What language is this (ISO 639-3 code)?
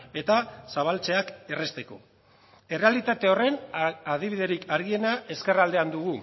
eus